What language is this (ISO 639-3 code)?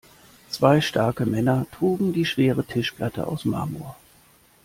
deu